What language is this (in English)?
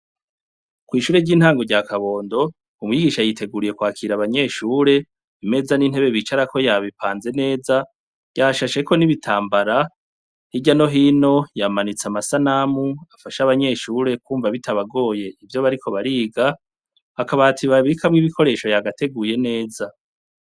Rundi